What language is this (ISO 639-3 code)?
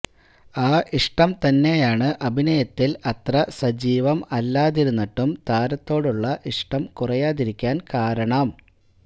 mal